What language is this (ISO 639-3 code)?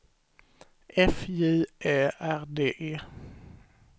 swe